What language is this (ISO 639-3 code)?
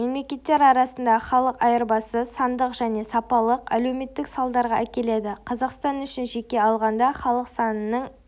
kaz